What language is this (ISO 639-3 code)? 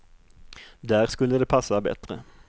swe